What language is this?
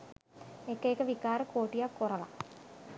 Sinhala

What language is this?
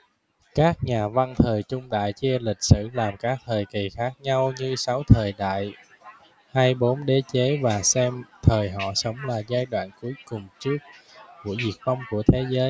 Vietnamese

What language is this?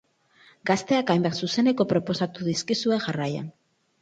Basque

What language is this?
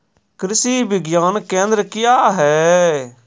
Maithili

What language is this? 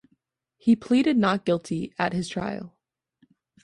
English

